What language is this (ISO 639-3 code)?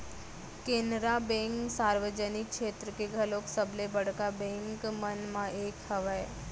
hne